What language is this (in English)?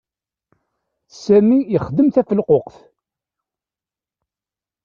Kabyle